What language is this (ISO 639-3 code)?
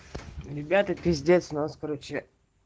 rus